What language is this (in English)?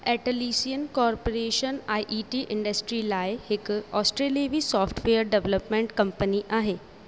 Sindhi